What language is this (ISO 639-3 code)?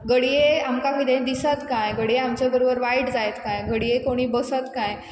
kok